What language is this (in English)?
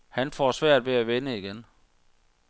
Danish